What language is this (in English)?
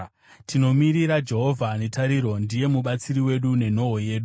Shona